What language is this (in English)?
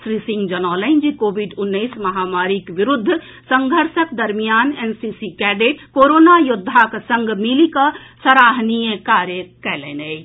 Maithili